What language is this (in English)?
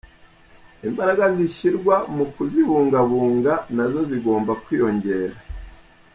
Kinyarwanda